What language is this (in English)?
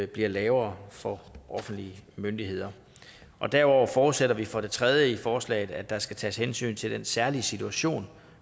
Danish